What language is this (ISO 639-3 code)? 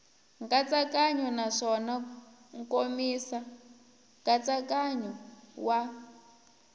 tso